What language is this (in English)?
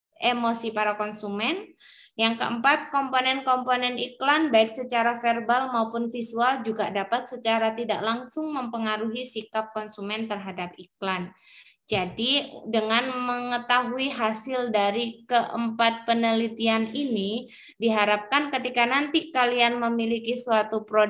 Indonesian